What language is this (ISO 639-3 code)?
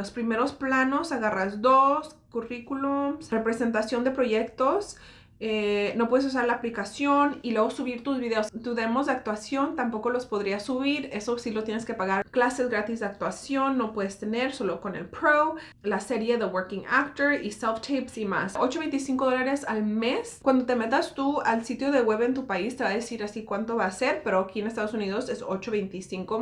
spa